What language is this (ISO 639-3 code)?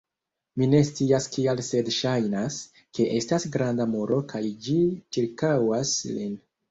epo